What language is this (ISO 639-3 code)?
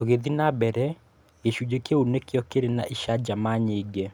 kik